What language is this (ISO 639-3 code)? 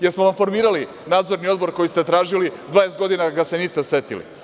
srp